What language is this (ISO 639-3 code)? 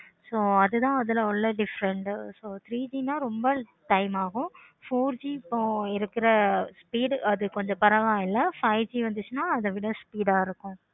tam